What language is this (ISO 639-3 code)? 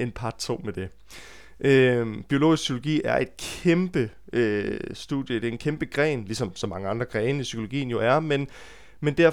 dan